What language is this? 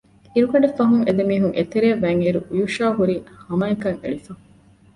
Divehi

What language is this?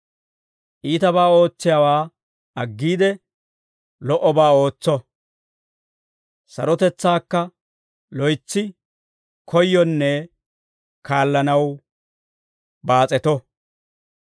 Dawro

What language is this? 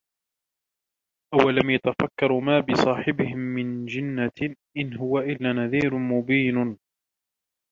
Arabic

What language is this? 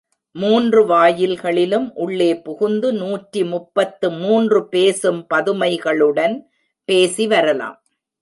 Tamil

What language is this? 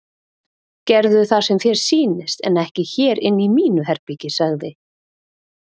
Icelandic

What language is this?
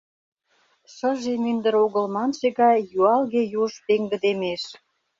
Mari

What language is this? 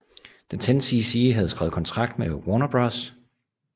Danish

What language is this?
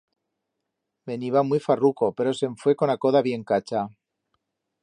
Aragonese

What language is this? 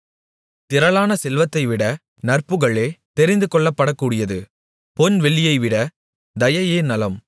Tamil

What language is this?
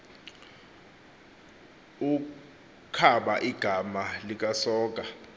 Xhosa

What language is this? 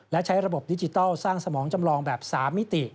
Thai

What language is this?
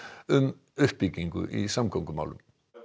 Icelandic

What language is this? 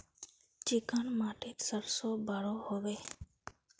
Magahi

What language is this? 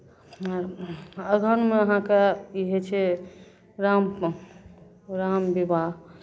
Maithili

